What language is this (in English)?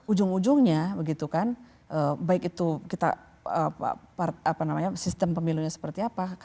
Indonesian